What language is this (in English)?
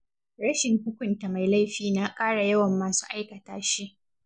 Hausa